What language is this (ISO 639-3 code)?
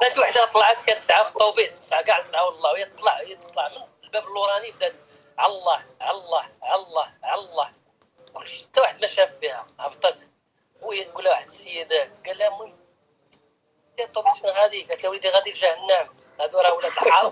ara